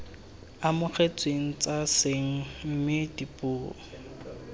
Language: Tswana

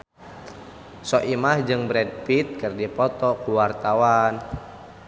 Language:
Sundanese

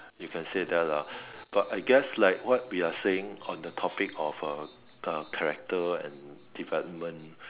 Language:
English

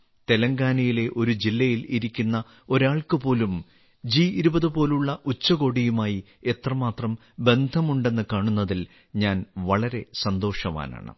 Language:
Malayalam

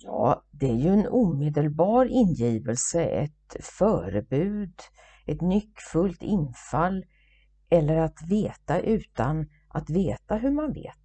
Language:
Swedish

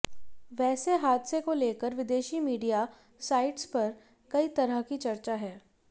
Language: Hindi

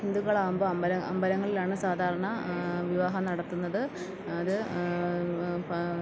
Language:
Malayalam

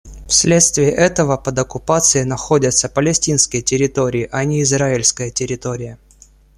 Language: Russian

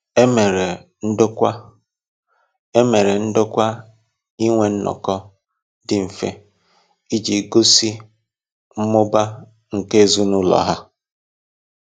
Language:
Igbo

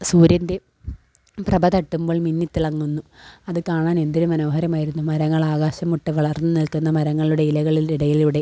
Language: Malayalam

